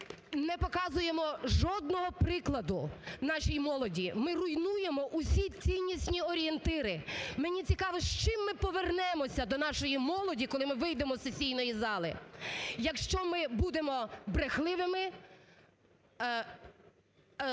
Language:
Ukrainian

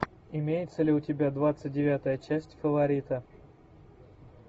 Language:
Russian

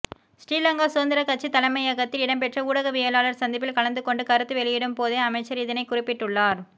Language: Tamil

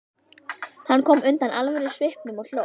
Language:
Icelandic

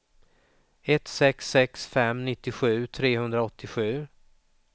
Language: Swedish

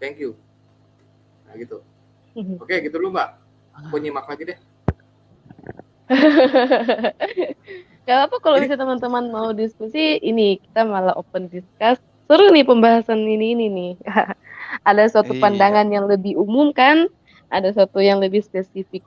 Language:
Indonesian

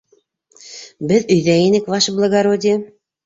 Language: Bashkir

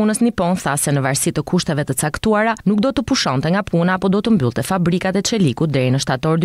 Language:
Romanian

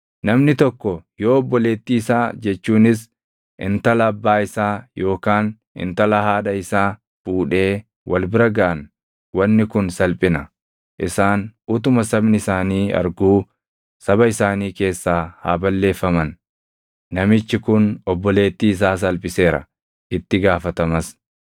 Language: Oromo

